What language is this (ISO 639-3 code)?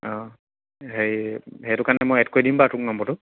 asm